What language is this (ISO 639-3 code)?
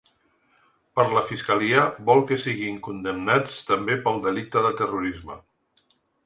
cat